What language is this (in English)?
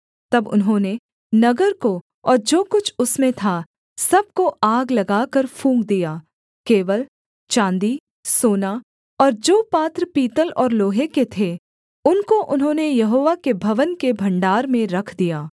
Hindi